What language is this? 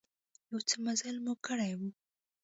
Pashto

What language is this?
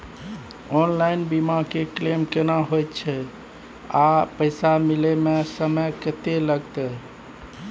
Maithili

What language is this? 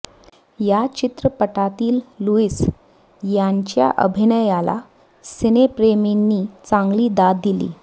Marathi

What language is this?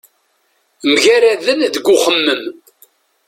Kabyle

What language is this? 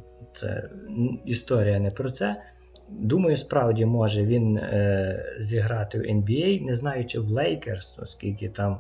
Ukrainian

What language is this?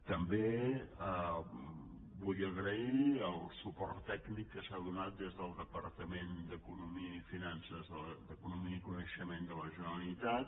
Catalan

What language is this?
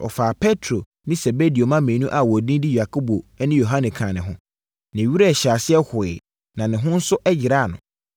Akan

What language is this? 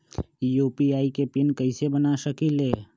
Magahi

